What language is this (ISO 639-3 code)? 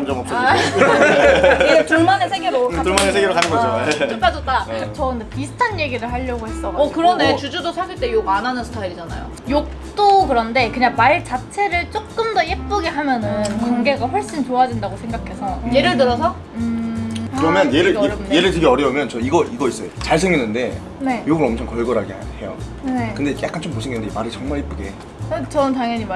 kor